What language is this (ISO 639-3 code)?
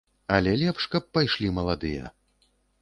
bel